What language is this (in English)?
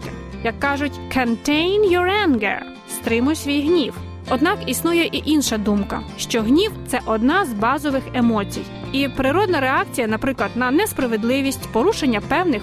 Ukrainian